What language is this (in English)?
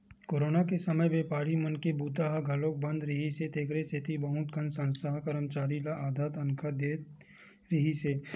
Chhattisgarhi